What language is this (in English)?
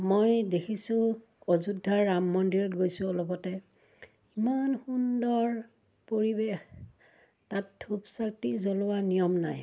Assamese